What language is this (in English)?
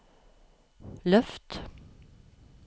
Norwegian